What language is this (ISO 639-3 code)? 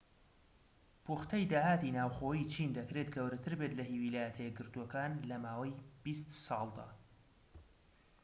ckb